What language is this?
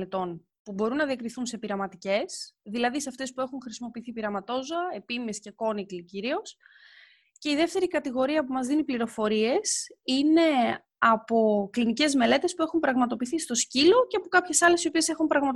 Greek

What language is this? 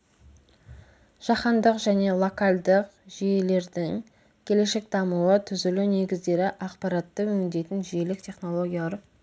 Kazakh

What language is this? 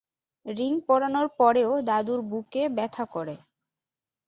Bangla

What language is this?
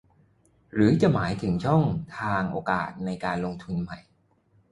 Thai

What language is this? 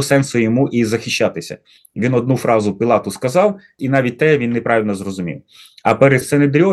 Ukrainian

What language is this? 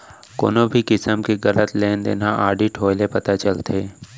Chhattisgarhi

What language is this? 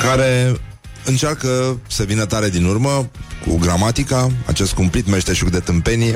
Romanian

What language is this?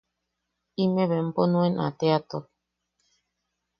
Yaqui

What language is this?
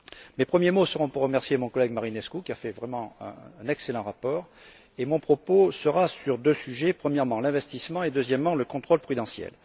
French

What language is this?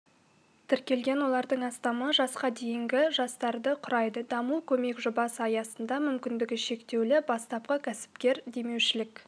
Kazakh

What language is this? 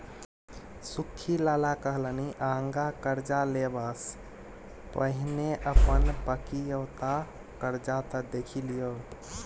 Maithili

